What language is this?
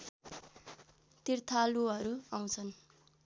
Nepali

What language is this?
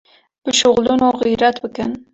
Kurdish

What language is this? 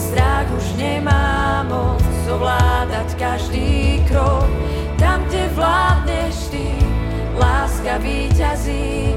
Slovak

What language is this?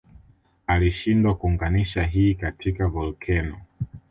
Swahili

